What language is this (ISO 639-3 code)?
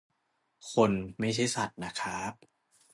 tha